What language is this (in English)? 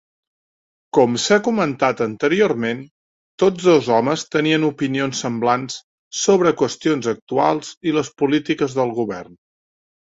Catalan